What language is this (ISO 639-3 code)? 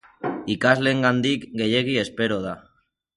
eus